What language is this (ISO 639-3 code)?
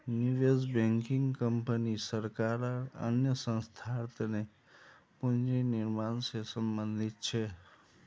mag